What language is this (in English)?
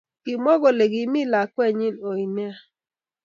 Kalenjin